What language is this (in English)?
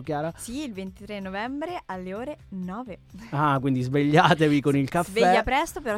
Italian